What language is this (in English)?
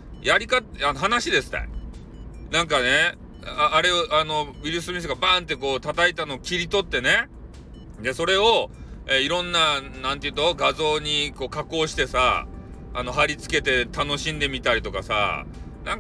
Japanese